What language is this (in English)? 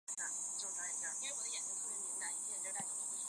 Chinese